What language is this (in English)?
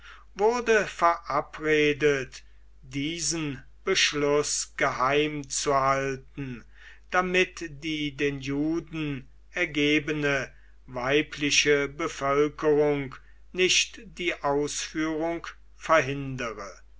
German